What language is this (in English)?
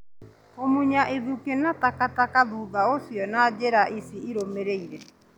Kikuyu